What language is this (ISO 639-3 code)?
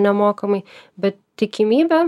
lit